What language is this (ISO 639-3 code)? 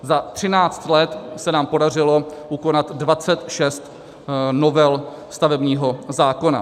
ces